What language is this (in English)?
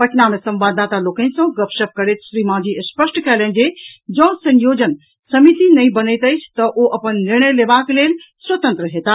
Maithili